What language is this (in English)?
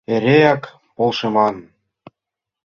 Mari